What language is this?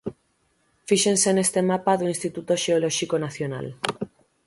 Galician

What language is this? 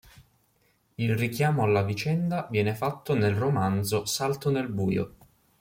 Italian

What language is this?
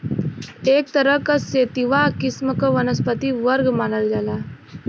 Bhojpuri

